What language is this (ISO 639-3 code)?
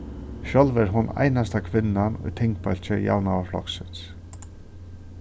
fao